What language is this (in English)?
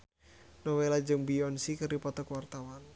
Sundanese